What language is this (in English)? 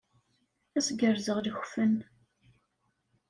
Kabyle